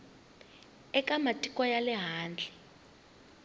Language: Tsonga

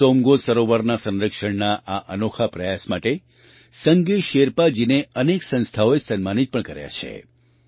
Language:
Gujarati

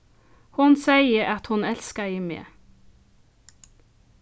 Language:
Faroese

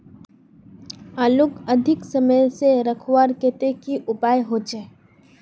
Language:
Magahi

